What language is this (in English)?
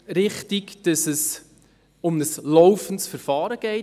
Swiss German